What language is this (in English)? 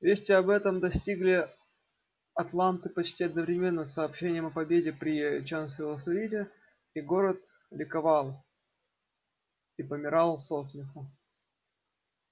Russian